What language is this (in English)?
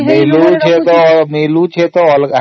Odia